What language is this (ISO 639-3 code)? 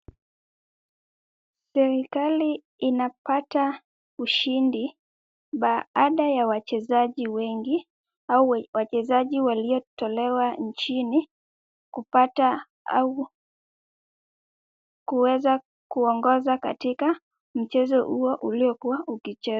swa